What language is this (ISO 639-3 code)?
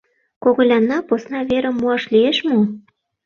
chm